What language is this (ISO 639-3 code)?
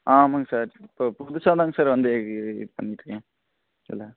tam